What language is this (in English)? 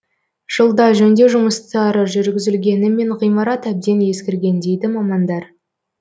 Kazakh